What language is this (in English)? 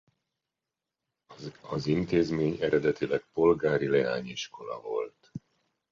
Hungarian